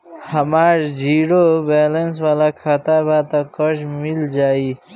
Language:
Bhojpuri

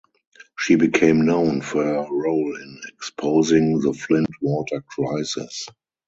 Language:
English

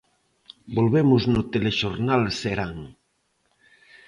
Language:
Galician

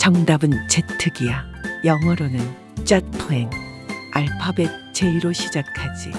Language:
Korean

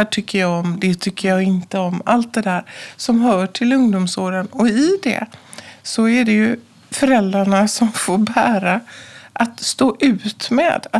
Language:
Swedish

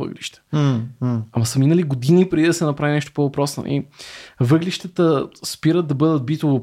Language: Bulgarian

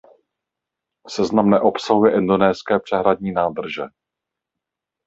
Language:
Czech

